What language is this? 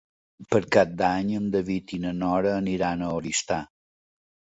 Catalan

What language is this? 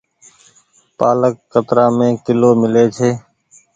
Goaria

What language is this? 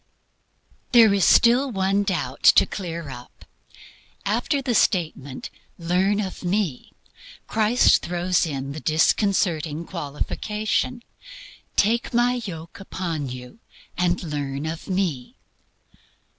English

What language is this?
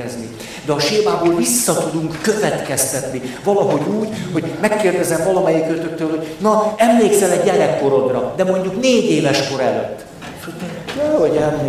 Hungarian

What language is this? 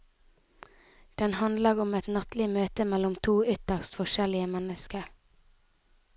Norwegian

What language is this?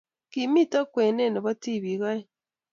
Kalenjin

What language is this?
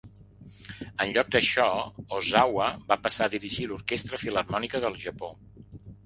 Catalan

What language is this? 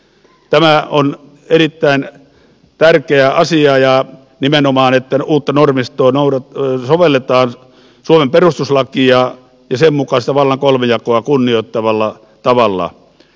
Finnish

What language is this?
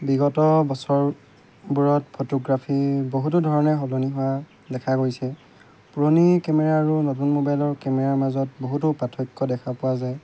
Assamese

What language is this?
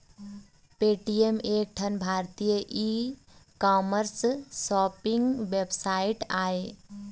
Chhattisgarhi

